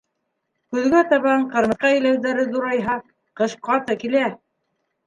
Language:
Bashkir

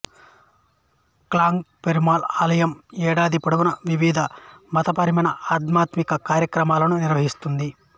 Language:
Telugu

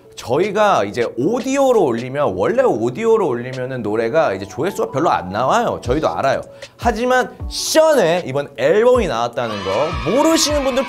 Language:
Korean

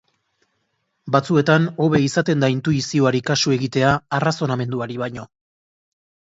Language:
Basque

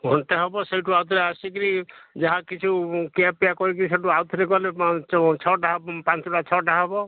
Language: Odia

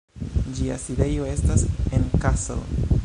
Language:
Esperanto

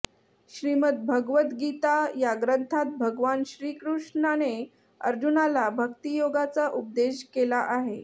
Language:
Marathi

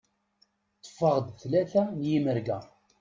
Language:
Kabyle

